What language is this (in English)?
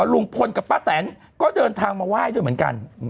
Thai